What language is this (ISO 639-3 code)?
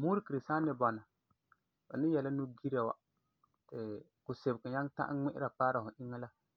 gur